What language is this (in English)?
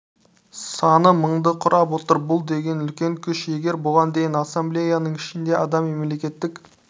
Kazakh